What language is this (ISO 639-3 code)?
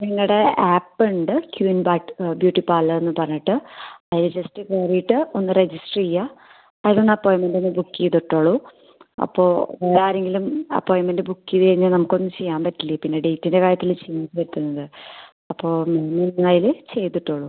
mal